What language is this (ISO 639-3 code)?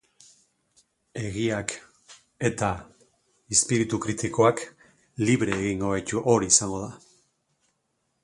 eus